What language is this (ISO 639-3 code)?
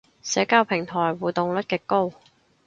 yue